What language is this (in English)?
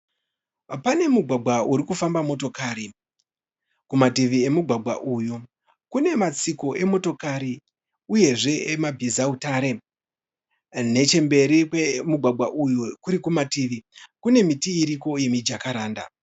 Shona